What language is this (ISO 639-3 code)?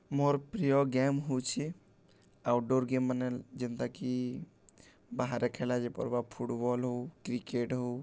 ori